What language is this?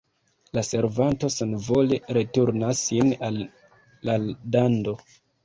Esperanto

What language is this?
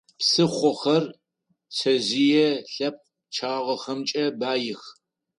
Adyghe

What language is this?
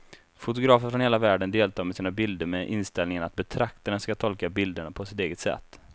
Swedish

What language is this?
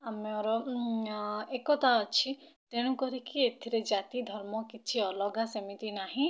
Odia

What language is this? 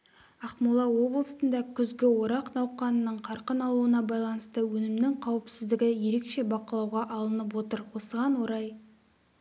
Kazakh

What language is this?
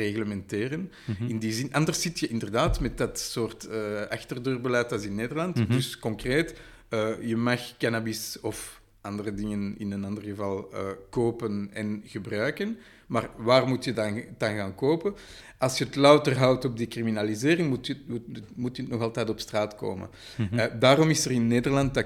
Dutch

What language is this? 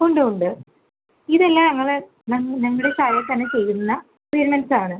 Malayalam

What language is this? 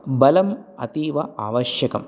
Sanskrit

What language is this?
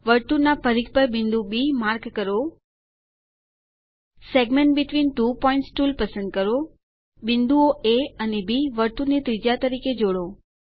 Gujarati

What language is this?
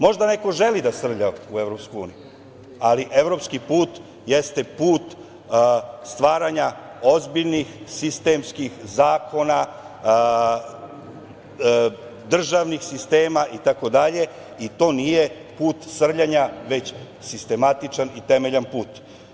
Serbian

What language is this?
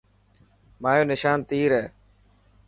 Dhatki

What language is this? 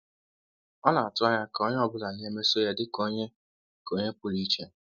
Igbo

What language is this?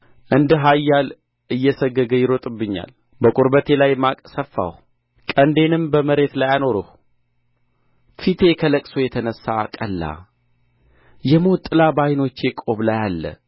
Amharic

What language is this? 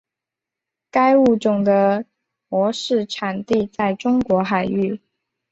Chinese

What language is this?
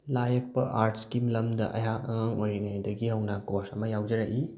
Manipuri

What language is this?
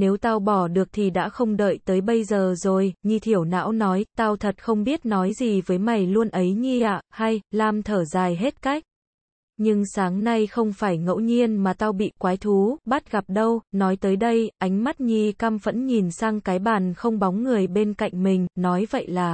Vietnamese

